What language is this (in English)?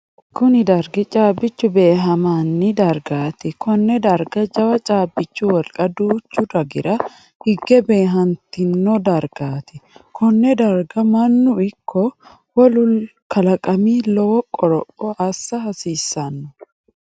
Sidamo